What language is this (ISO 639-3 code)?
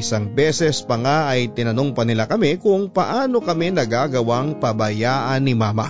fil